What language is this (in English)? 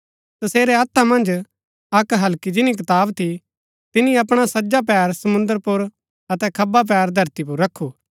Gaddi